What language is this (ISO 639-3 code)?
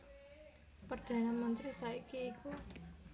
jav